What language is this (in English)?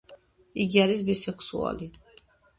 Georgian